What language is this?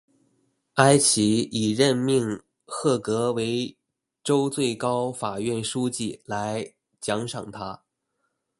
Chinese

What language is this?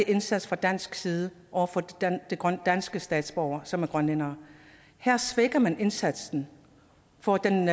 Danish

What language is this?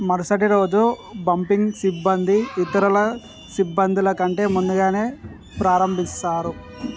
Telugu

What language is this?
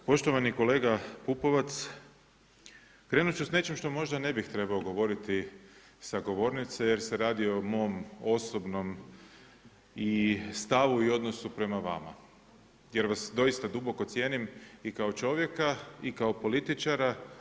Croatian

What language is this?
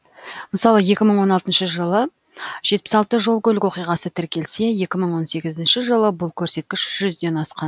Kazakh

